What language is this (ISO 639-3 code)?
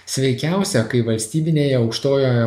lit